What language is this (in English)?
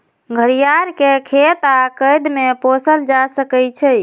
Magahi